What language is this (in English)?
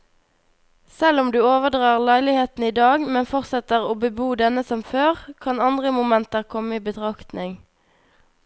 Norwegian